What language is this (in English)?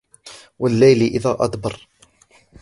Arabic